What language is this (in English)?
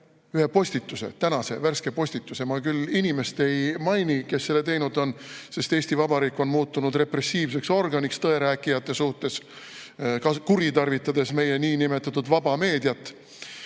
Estonian